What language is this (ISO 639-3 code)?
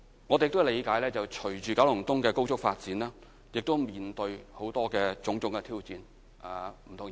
yue